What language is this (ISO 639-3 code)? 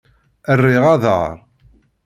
kab